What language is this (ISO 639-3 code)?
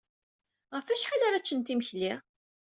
kab